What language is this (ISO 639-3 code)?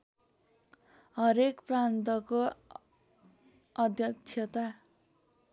nep